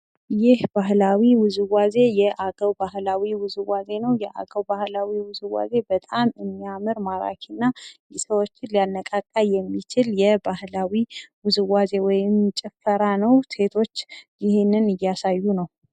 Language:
Amharic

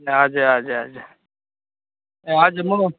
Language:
Nepali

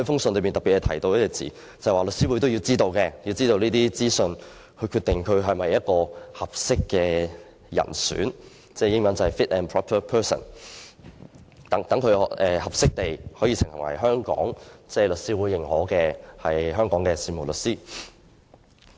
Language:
Cantonese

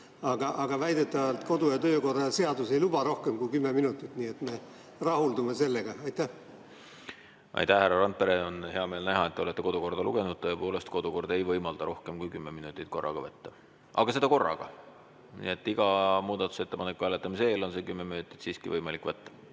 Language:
Estonian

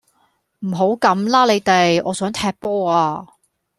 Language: Cantonese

